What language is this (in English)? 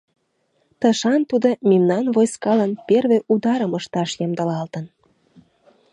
Mari